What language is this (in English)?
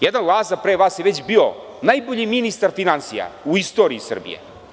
Serbian